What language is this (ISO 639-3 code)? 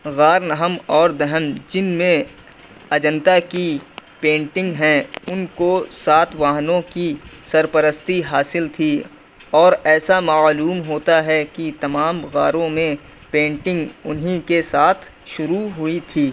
urd